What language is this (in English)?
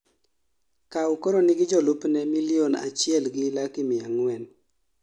Luo (Kenya and Tanzania)